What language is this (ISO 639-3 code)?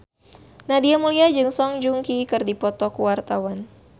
sun